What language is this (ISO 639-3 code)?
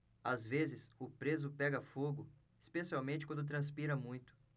por